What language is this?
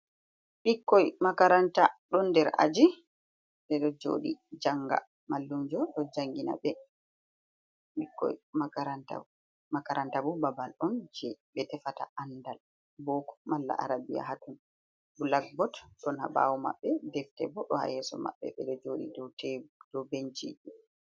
Fula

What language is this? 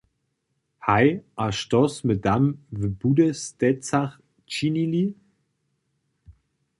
Upper Sorbian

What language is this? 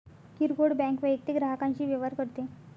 Marathi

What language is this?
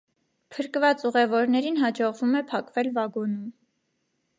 Armenian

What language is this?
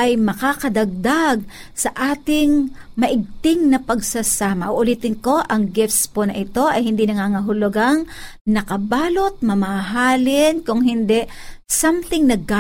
Filipino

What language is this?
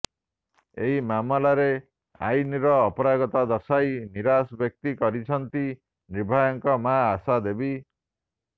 Odia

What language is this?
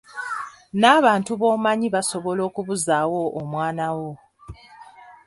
Ganda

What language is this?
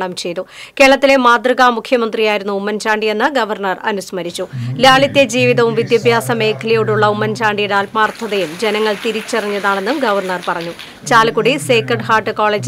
Malayalam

